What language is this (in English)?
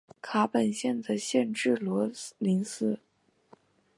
Chinese